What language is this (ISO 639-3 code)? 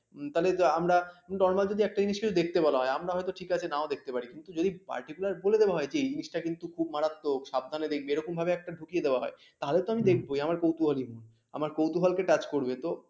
ben